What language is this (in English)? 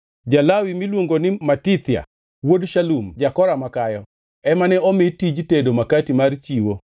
Luo (Kenya and Tanzania)